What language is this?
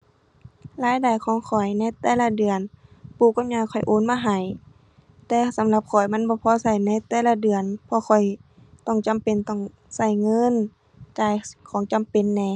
Thai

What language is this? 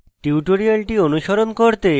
Bangla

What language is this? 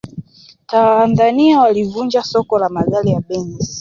Swahili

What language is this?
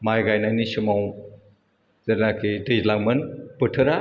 Bodo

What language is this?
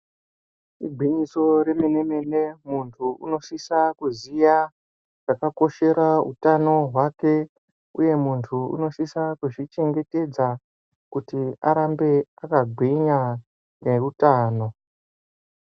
Ndau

